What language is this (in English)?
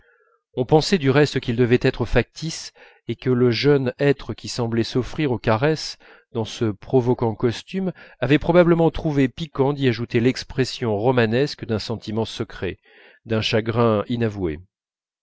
French